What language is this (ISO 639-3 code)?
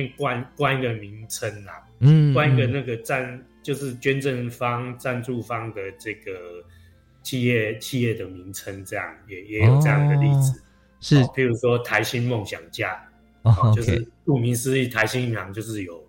zho